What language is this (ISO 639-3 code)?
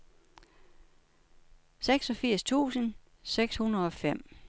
dan